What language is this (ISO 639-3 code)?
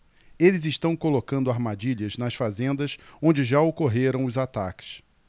por